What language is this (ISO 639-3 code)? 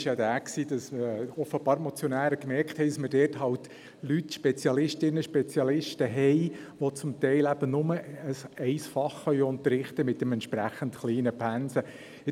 gsw